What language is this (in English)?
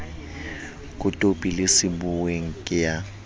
Southern Sotho